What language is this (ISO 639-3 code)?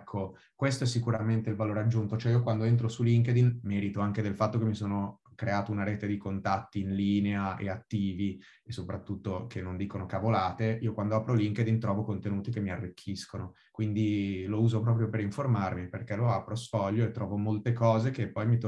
ita